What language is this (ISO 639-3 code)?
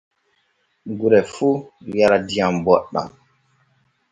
fue